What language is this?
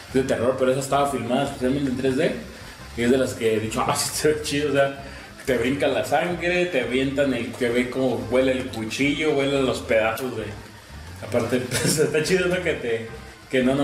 Spanish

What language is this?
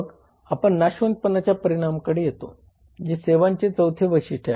Marathi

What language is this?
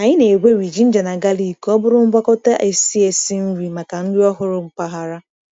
Igbo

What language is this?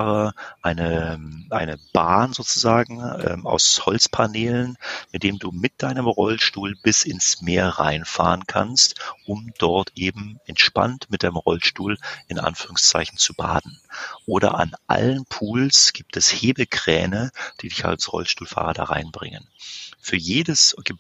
German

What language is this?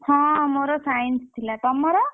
Odia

